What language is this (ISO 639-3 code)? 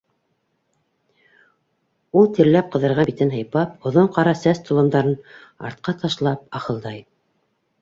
bak